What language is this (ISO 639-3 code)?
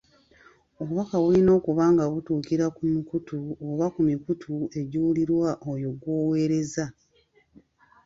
lug